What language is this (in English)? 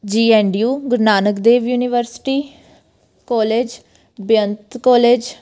Punjabi